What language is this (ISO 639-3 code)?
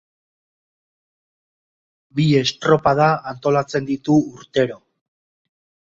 eus